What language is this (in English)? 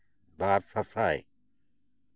Santali